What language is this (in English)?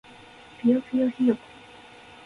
Japanese